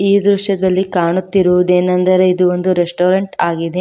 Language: Kannada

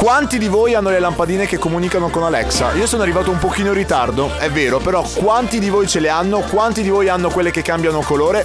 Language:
Italian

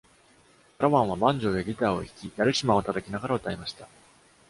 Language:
Japanese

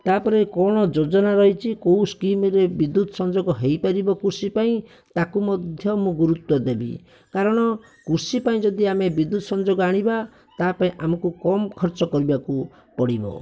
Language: Odia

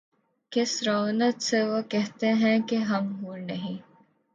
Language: Urdu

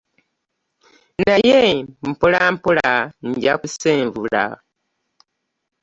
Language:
Ganda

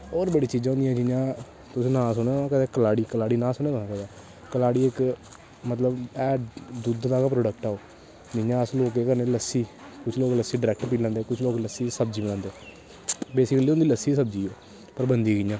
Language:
Dogri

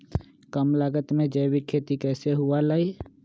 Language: Magahi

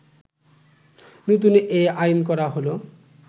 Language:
Bangla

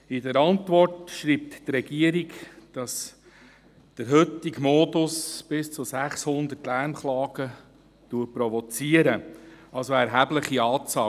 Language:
Swiss German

